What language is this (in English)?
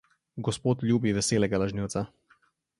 Slovenian